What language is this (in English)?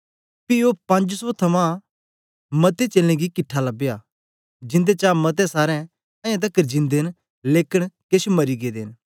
Dogri